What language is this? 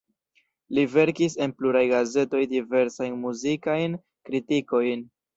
Esperanto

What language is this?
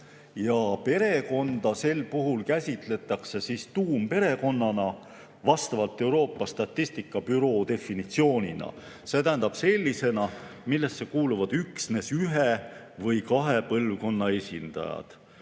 Estonian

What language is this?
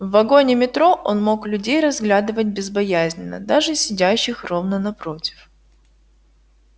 Russian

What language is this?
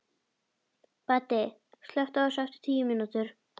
Icelandic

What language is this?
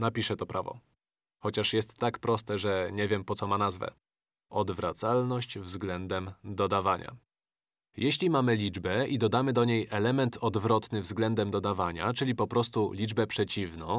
Polish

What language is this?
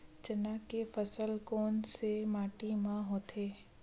Chhattisgarhi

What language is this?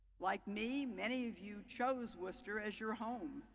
English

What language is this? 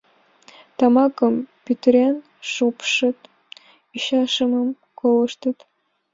Mari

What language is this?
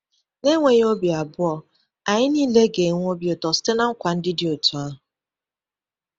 Igbo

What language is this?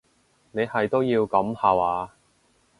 Cantonese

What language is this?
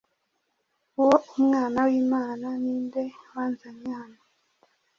Kinyarwanda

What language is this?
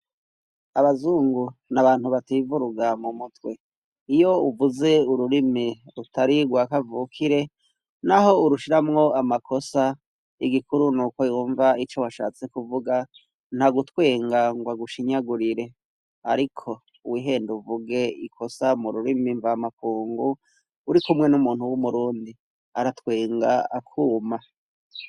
Rundi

